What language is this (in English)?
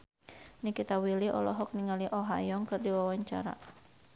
Sundanese